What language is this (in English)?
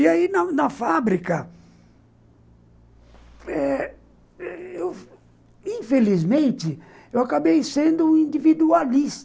Portuguese